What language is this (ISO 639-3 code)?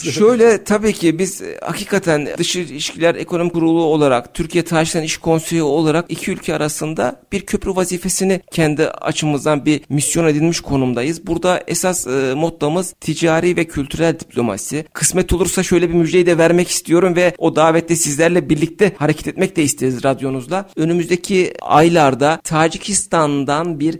tur